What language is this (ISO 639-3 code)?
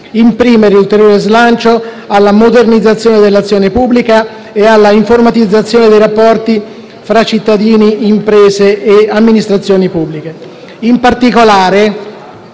ita